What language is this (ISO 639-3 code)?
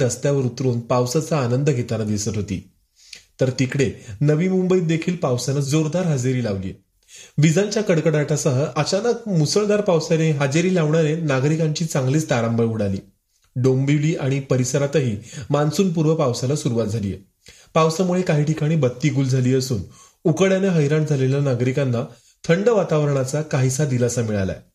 mar